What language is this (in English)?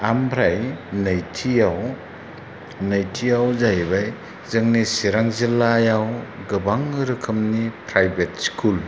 Bodo